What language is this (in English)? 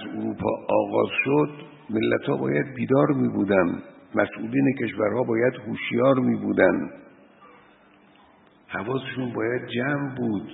Persian